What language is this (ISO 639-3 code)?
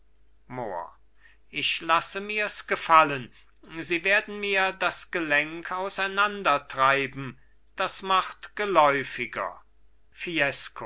deu